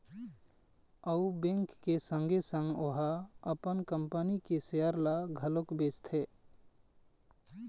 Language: Chhattisgarhi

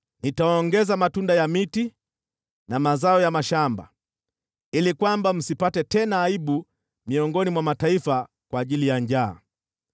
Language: Swahili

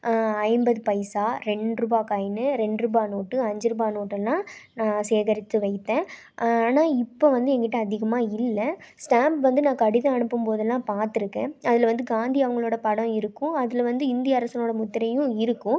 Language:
Tamil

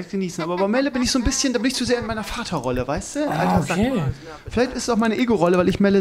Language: German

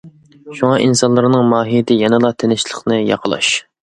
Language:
Uyghur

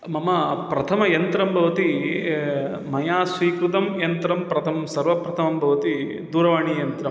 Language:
Sanskrit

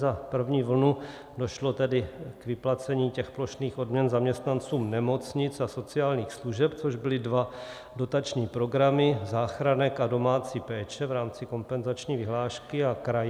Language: Czech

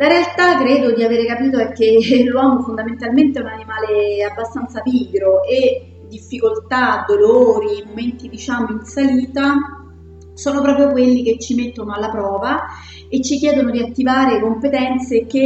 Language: Italian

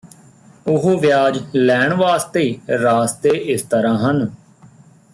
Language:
Punjabi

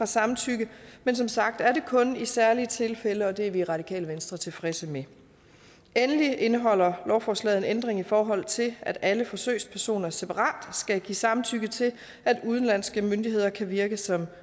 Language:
Danish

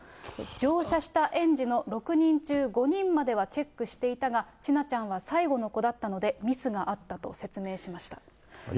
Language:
Japanese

